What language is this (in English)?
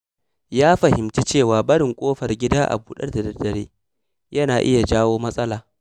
Hausa